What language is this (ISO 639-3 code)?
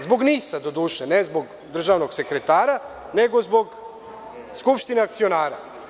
srp